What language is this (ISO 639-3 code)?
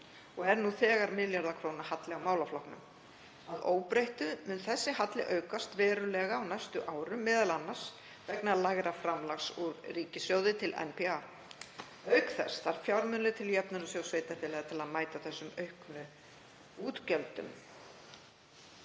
isl